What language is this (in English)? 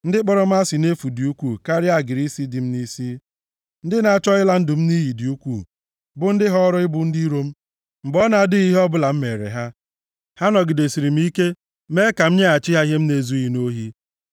Igbo